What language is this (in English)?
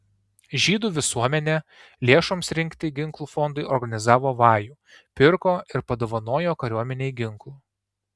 Lithuanian